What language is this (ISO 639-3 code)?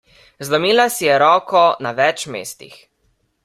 slv